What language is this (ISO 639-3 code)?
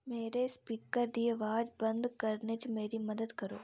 doi